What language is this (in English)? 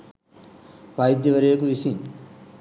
Sinhala